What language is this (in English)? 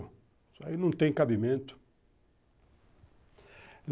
Portuguese